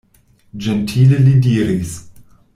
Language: Esperanto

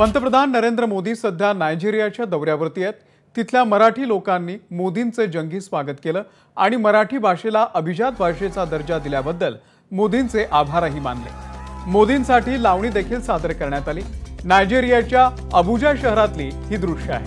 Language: Marathi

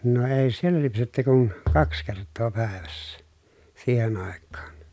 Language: Finnish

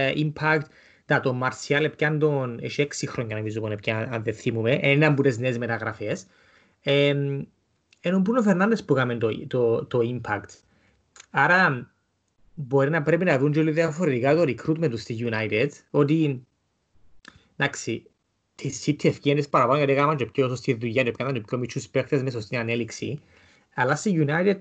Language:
Greek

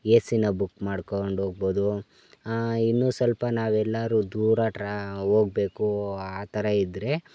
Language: Kannada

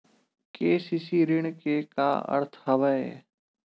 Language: Chhattisgarhi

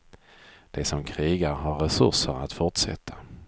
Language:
Swedish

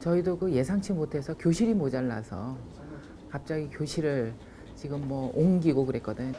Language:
Korean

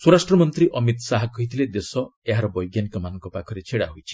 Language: Odia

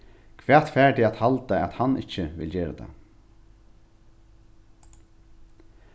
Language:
Faroese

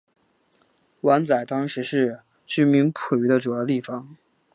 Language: Chinese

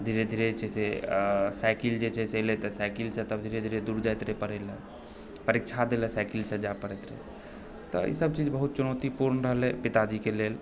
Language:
Maithili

